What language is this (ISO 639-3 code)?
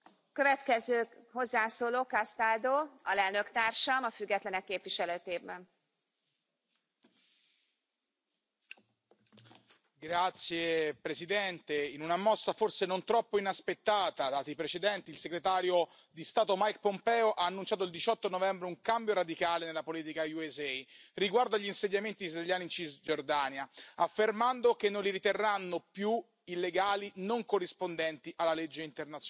ita